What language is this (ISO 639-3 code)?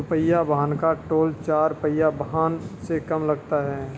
hin